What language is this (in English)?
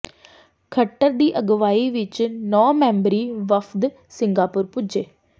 Punjabi